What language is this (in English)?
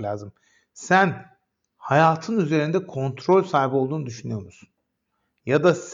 Turkish